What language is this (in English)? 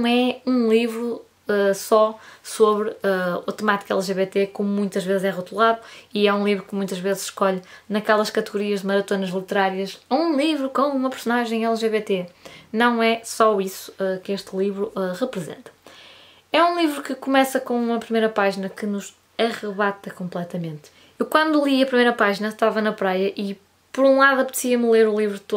Portuguese